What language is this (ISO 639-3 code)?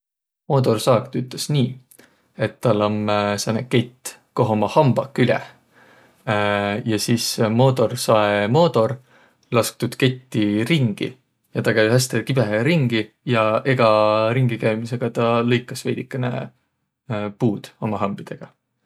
vro